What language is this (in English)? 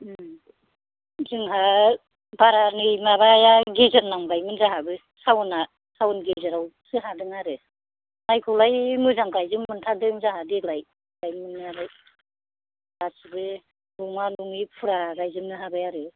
Bodo